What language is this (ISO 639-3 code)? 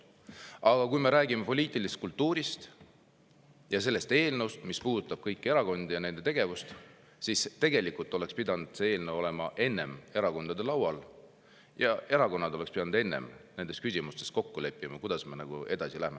est